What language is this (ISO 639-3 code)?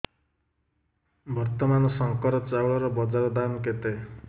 ori